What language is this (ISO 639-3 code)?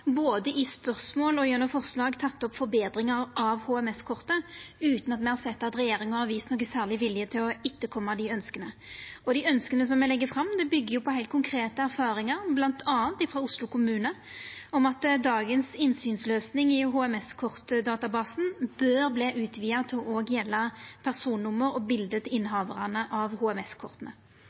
nno